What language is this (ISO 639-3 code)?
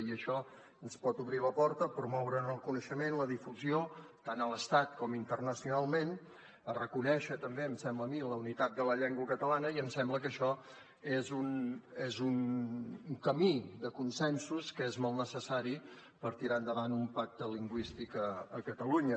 cat